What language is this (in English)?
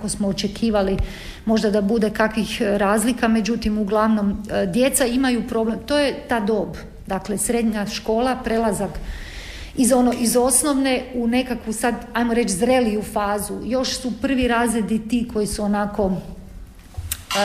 Croatian